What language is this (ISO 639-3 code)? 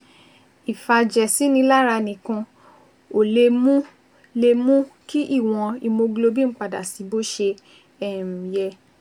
yor